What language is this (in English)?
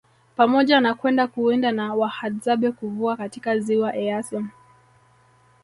Swahili